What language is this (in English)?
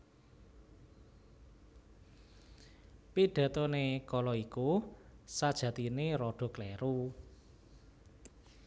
Javanese